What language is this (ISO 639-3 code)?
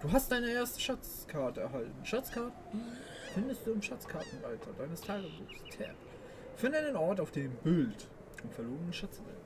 deu